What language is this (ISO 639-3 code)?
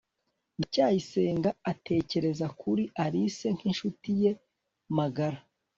kin